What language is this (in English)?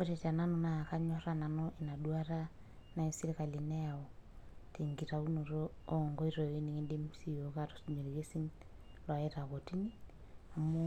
Masai